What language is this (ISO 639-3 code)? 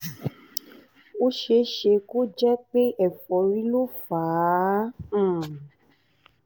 yor